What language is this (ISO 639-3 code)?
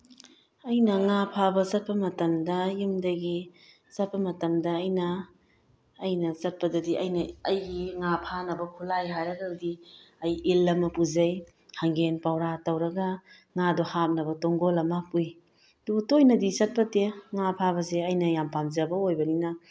mni